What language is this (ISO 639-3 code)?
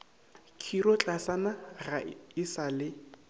nso